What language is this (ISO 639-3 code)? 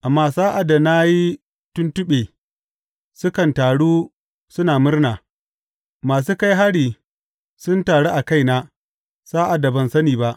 hau